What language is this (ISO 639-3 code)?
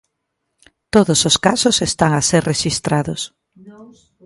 glg